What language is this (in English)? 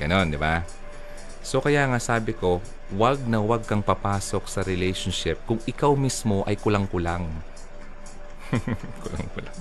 Filipino